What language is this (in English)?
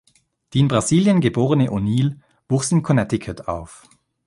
German